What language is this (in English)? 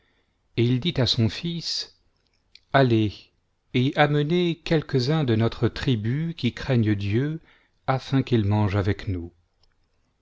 French